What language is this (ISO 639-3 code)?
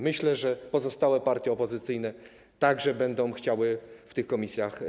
pol